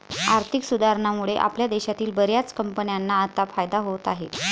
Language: Marathi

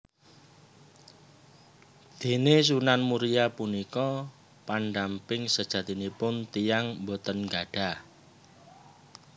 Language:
Javanese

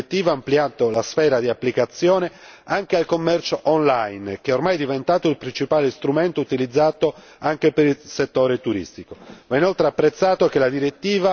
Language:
Italian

